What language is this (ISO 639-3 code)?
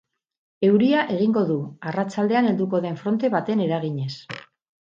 eus